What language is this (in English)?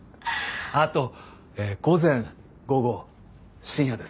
Japanese